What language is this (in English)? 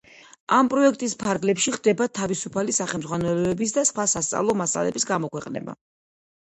Georgian